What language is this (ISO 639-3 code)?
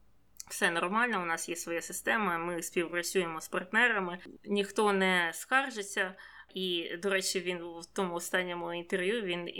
ukr